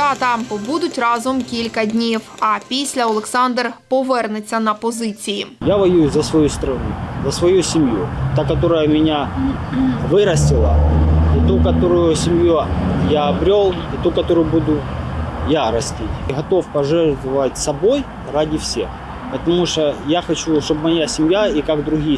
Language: Ukrainian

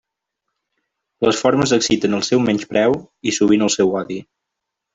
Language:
Catalan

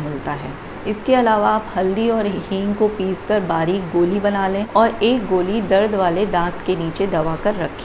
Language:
Hindi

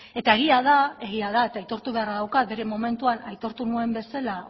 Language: Basque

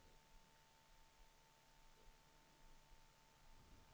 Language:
Swedish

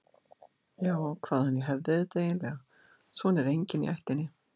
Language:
Icelandic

